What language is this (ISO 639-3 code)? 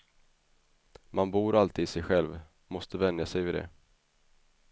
swe